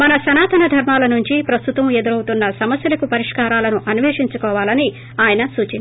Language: Telugu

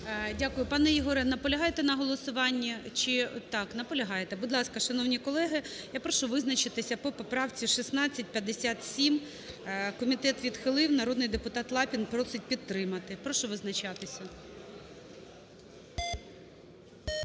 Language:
Ukrainian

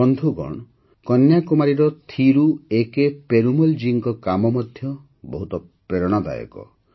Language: Odia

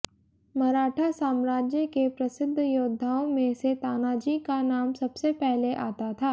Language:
Hindi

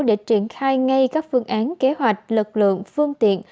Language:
Vietnamese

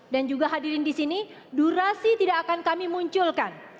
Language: Indonesian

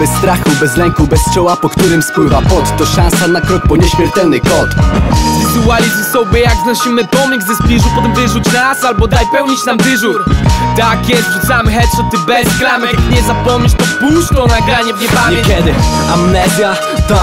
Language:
Polish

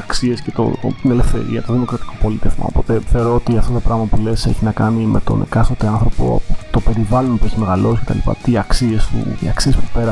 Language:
Greek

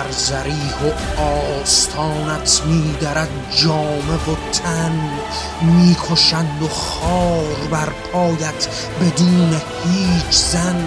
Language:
Persian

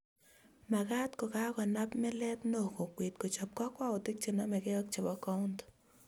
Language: Kalenjin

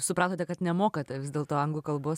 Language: Lithuanian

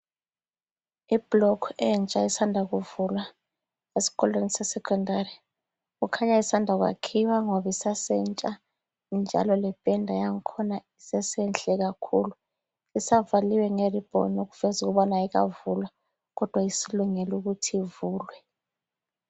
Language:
North Ndebele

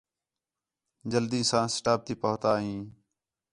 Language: Khetrani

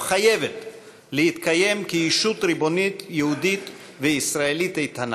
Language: Hebrew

